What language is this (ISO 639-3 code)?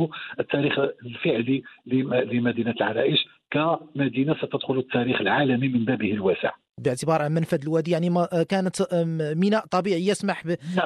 ara